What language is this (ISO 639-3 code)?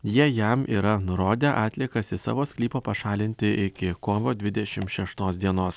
lit